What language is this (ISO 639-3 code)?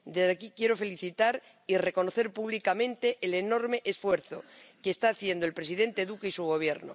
spa